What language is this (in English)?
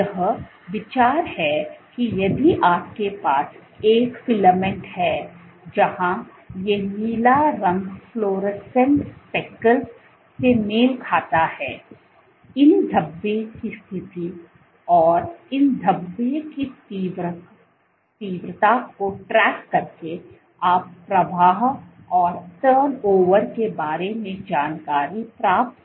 Hindi